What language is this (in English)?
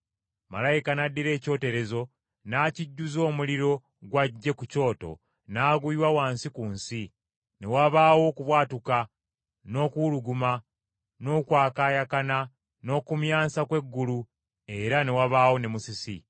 Ganda